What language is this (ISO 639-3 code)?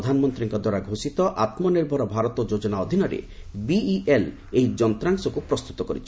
ori